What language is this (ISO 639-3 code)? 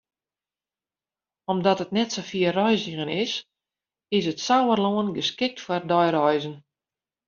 fry